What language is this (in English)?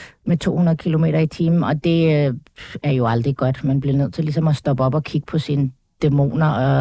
Danish